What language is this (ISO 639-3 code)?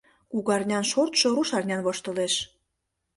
chm